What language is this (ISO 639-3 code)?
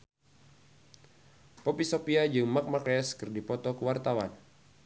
sun